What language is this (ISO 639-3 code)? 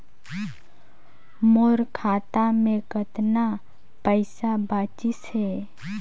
hne